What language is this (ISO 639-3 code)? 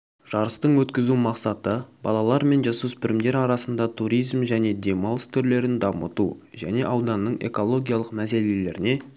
kaz